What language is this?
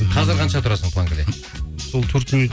Kazakh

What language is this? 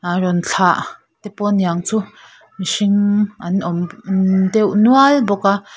Mizo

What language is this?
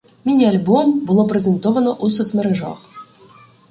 Ukrainian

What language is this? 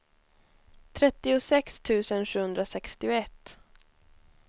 Swedish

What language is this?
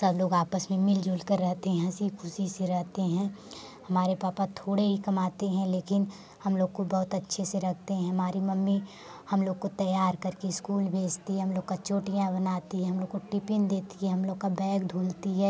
Hindi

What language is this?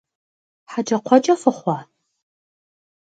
Kabardian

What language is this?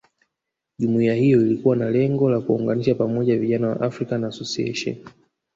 Swahili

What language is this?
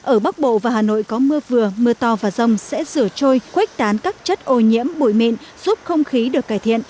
Vietnamese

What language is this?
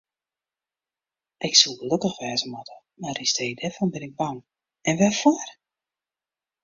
Western Frisian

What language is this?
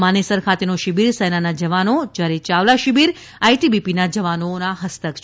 Gujarati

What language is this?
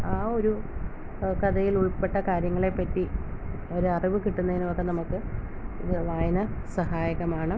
Malayalam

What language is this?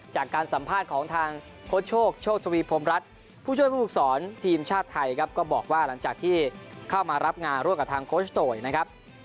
Thai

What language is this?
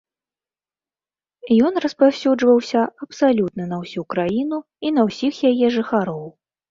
Belarusian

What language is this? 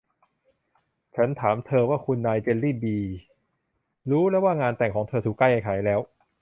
Thai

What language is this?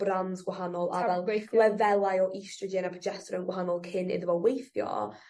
Welsh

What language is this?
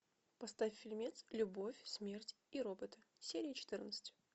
Russian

